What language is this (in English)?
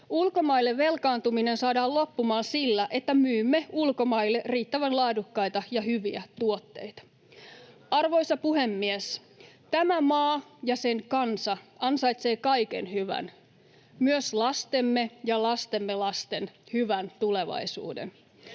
Finnish